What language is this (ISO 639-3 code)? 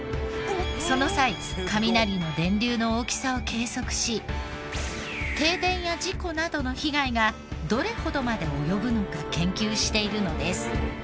jpn